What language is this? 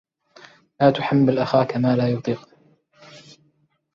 Arabic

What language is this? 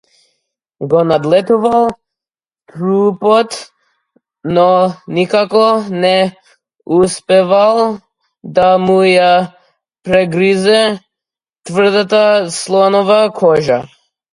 Macedonian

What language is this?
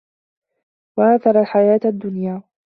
Arabic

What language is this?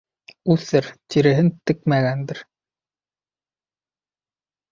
Bashkir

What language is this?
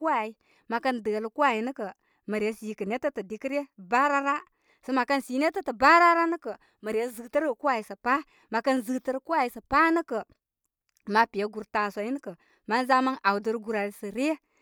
Koma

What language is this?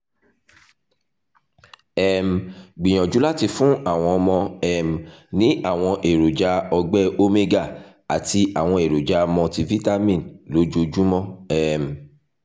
Yoruba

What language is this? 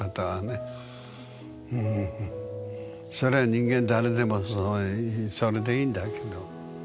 Japanese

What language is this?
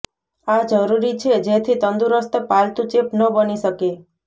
Gujarati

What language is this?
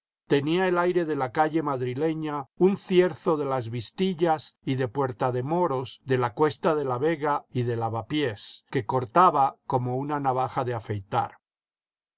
Spanish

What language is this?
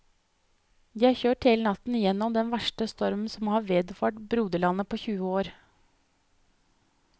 Norwegian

